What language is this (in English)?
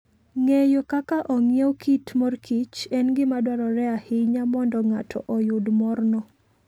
Luo (Kenya and Tanzania)